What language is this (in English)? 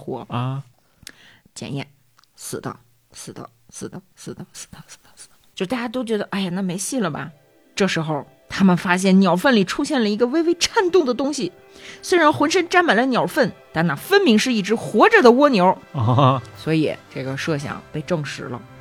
Chinese